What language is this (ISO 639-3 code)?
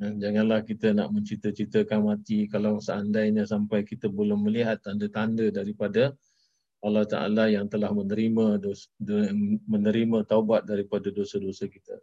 msa